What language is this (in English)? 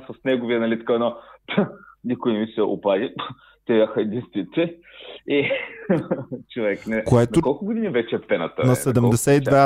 Bulgarian